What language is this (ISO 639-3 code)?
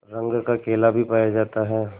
hin